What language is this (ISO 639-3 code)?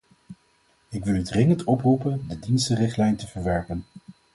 nld